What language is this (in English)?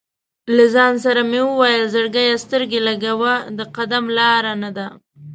Pashto